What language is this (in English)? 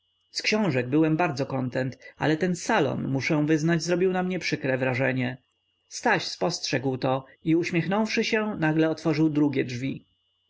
Polish